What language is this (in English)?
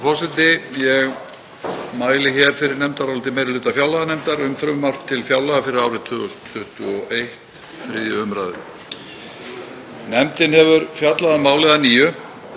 Icelandic